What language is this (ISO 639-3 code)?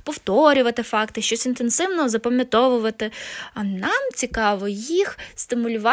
ukr